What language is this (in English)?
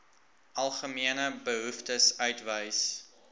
Afrikaans